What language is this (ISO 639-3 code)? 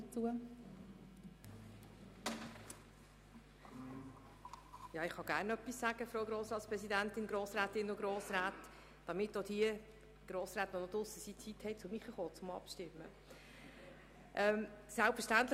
gsw